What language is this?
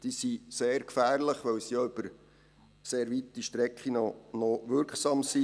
Swiss German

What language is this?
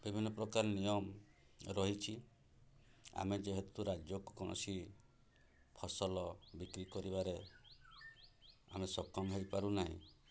Odia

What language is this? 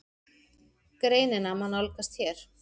Icelandic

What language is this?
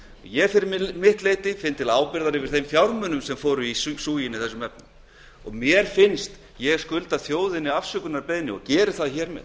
Icelandic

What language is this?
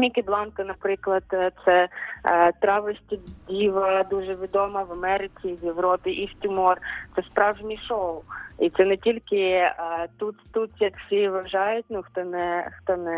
Ukrainian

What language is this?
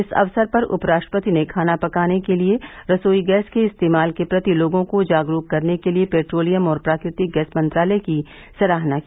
Hindi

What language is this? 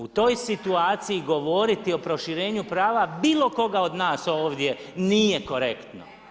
Croatian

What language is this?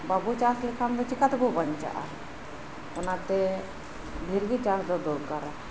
Santali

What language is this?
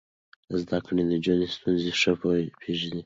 Pashto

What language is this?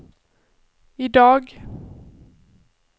Swedish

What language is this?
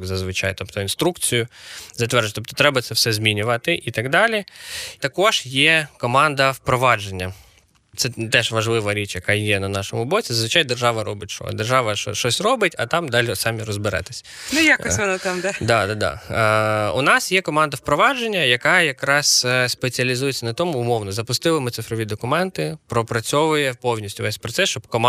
Ukrainian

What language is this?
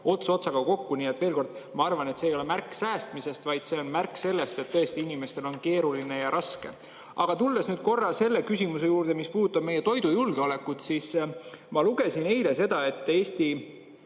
Estonian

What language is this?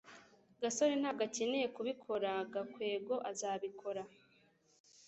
Kinyarwanda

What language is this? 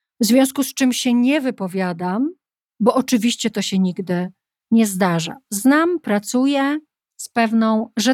Polish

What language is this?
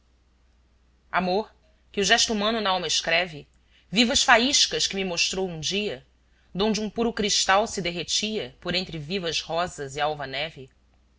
Portuguese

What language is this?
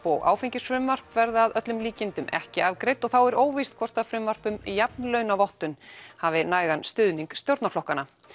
Icelandic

